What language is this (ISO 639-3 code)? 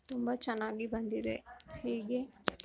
kan